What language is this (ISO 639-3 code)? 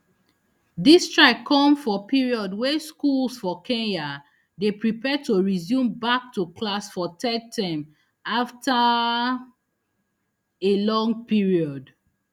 pcm